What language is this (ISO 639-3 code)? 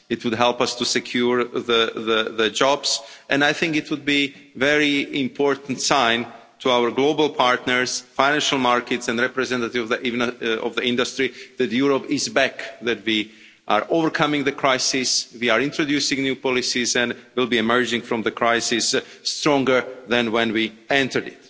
eng